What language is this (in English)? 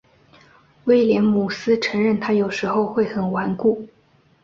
Chinese